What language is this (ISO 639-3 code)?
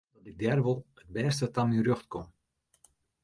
fry